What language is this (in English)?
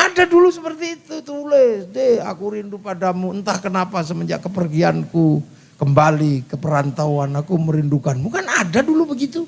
Indonesian